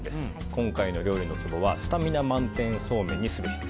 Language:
Japanese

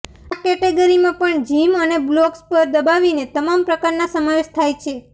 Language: Gujarati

